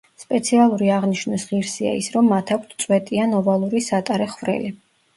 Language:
Georgian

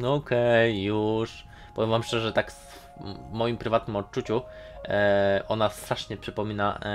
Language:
Polish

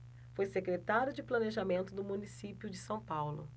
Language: Portuguese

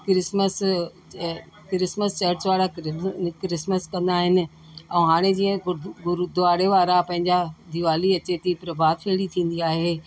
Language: Sindhi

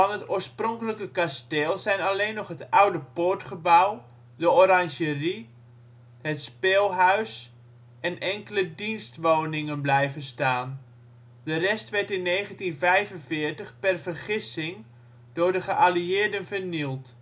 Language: Dutch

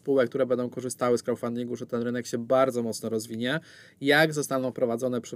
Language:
Polish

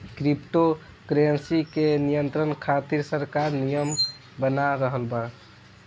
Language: Bhojpuri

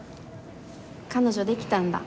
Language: Japanese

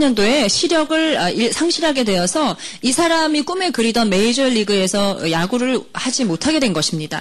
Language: Korean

